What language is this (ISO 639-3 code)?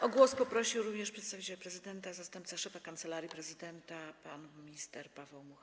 pol